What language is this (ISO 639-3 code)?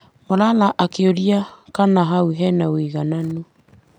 kik